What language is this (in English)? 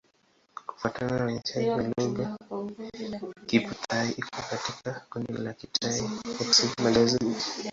Swahili